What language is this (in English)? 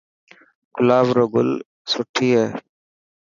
Dhatki